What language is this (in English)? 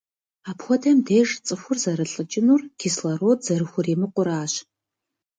Kabardian